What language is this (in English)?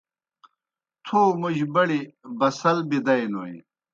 Kohistani Shina